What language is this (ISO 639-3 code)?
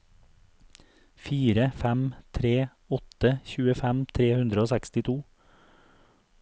nor